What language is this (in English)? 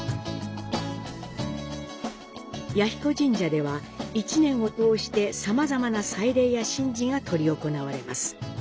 Japanese